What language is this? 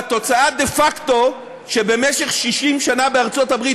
Hebrew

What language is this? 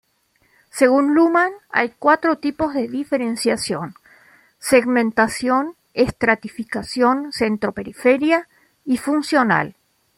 Spanish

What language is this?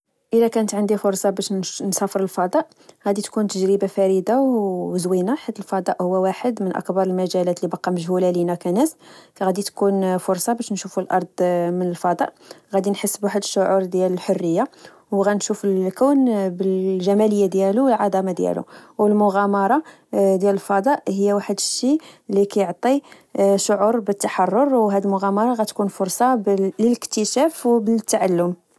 Moroccan Arabic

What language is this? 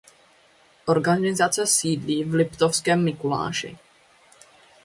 Czech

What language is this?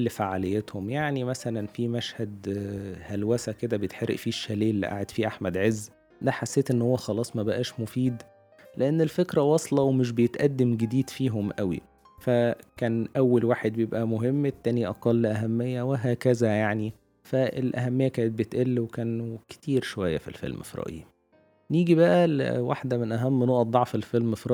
Arabic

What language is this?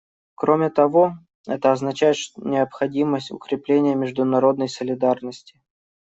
Russian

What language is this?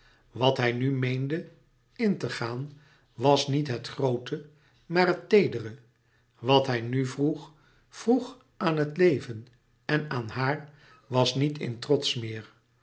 Dutch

